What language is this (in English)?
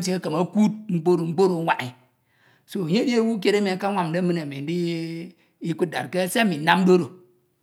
Ito